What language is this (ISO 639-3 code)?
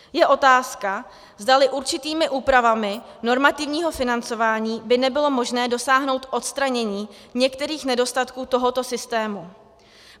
ces